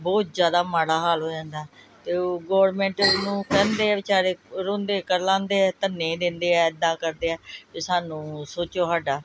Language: Punjabi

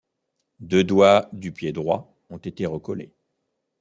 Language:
French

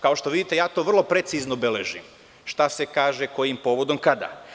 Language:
Serbian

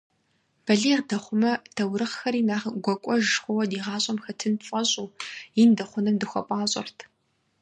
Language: Kabardian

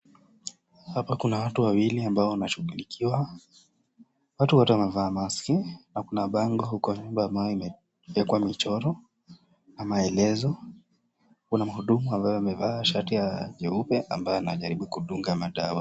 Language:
Swahili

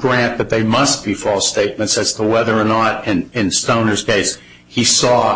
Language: English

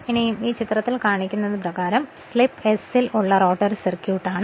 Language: Malayalam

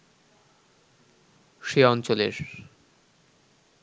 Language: Bangla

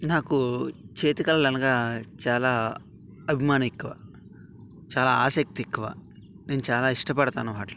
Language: Telugu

